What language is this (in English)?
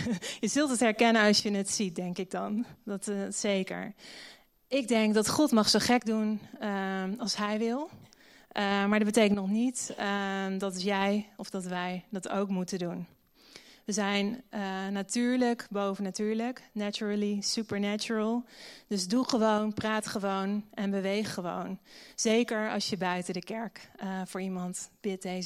Dutch